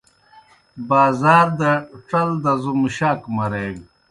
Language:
Kohistani Shina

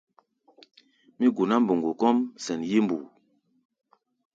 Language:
Gbaya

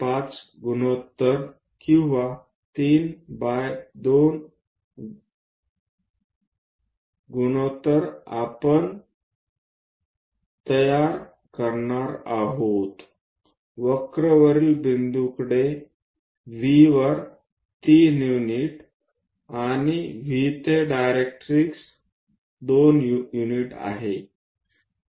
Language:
Marathi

